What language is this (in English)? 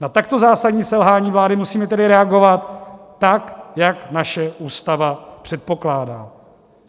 Czech